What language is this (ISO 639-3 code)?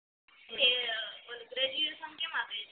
guj